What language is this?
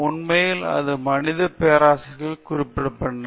Tamil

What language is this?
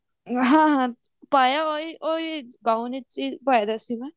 Punjabi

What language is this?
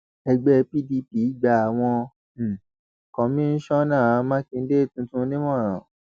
Yoruba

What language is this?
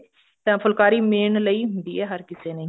Punjabi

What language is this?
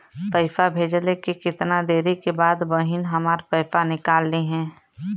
Bhojpuri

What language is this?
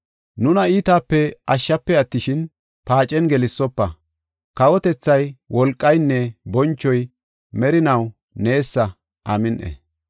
Gofa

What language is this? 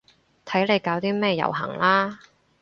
Cantonese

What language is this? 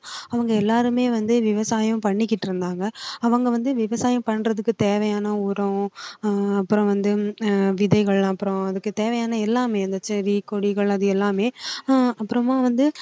Tamil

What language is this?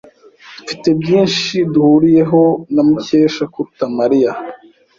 Kinyarwanda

